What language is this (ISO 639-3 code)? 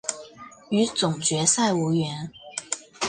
zho